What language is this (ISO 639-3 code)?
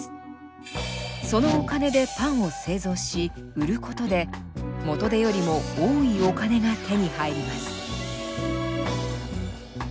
jpn